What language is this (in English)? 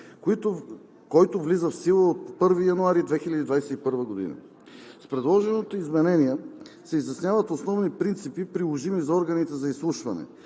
Bulgarian